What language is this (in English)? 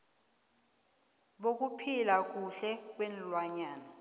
South Ndebele